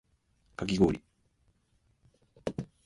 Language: Japanese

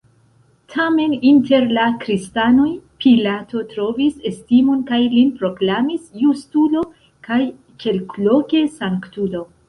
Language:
Esperanto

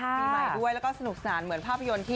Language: Thai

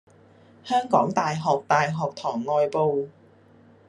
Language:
Cantonese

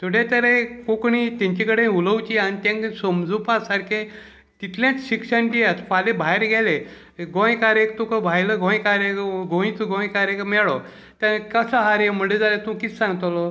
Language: Konkani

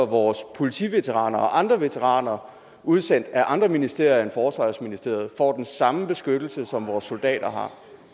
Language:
Danish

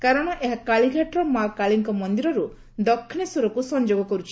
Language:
Odia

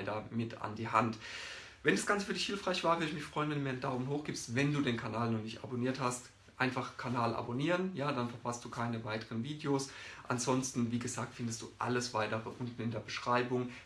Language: German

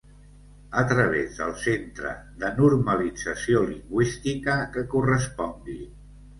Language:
Catalan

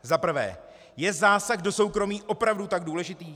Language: Czech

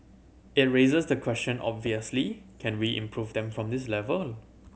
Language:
English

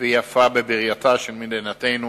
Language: Hebrew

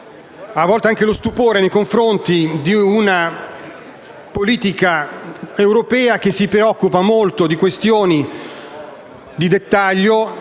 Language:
Italian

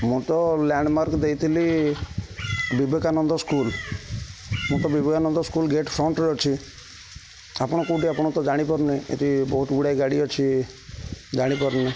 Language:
Odia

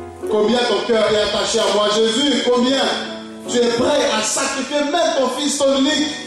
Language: French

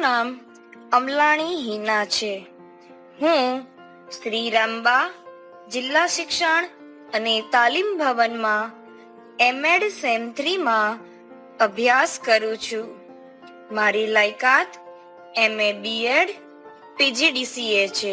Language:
Gujarati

